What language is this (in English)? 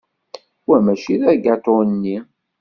Kabyle